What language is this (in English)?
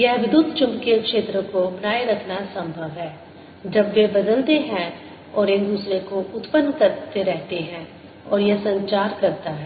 Hindi